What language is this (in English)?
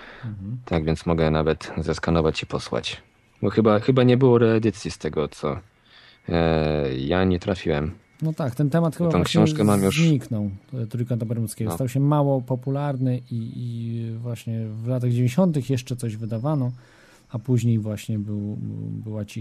Polish